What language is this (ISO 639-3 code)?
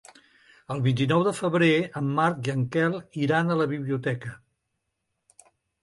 cat